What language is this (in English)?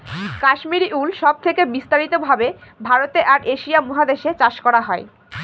Bangla